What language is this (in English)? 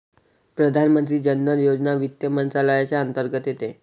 Marathi